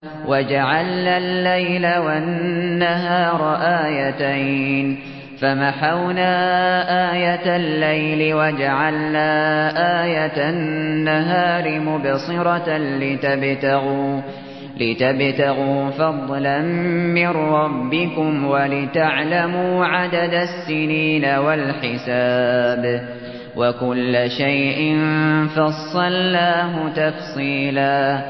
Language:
Arabic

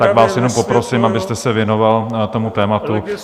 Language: Czech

